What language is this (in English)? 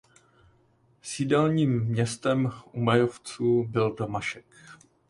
Czech